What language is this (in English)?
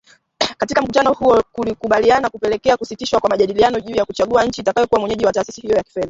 Swahili